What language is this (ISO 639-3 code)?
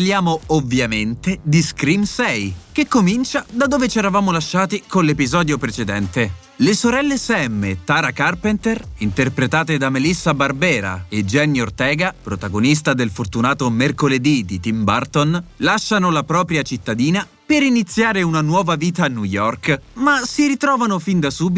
ita